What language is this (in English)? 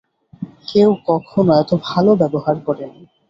Bangla